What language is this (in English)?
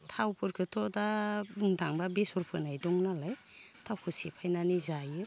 Bodo